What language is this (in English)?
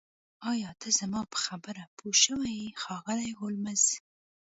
Pashto